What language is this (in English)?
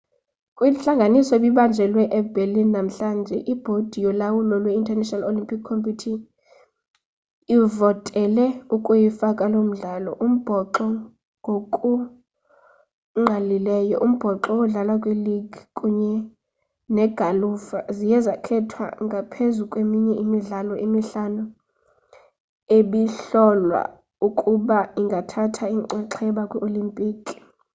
Xhosa